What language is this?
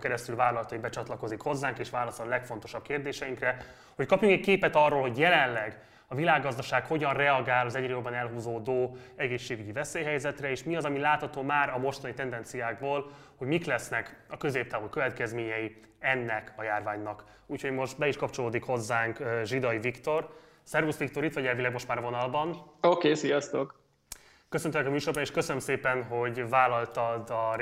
Hungarian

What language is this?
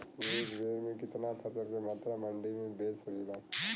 Bhojpuri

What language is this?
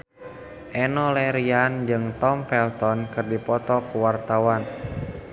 Sundanese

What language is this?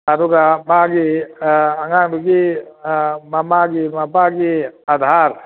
Manipuri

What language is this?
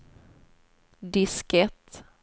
Swedish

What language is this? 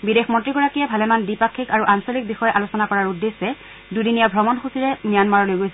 Assamese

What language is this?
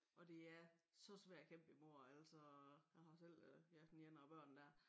Danish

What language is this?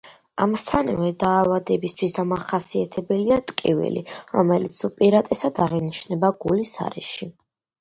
Georgian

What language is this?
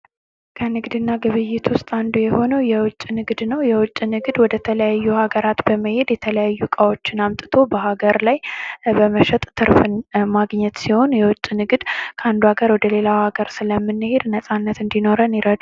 Amharic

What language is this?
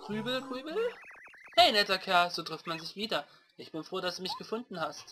German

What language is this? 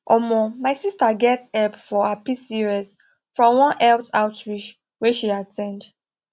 Nigerian Pidgin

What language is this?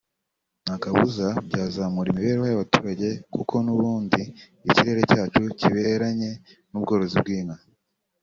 Kinyarwanda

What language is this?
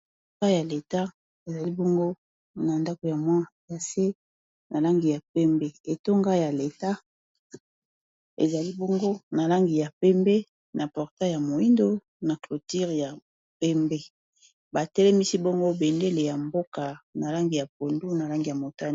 Lingala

